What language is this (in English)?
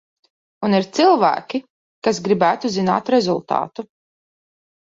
Latvian